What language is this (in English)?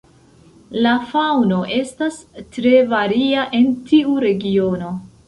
Esperanto